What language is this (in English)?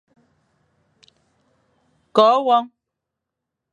Fang